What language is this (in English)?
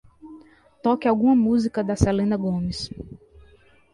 Portuguese